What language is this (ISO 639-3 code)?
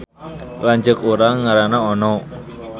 sun